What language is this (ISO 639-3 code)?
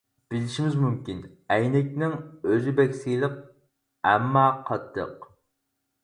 uig